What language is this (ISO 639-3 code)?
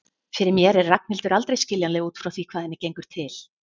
isl